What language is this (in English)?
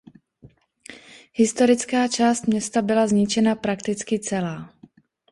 Czech